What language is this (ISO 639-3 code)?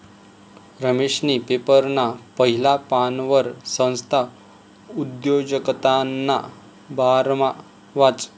mar